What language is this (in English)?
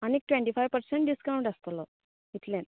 Konkani